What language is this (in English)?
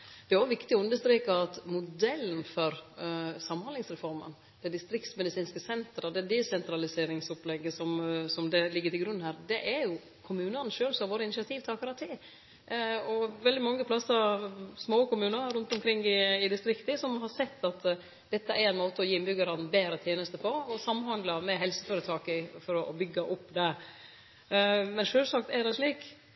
Norwegian Nynorsk